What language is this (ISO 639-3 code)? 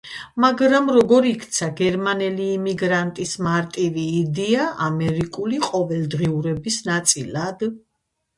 kat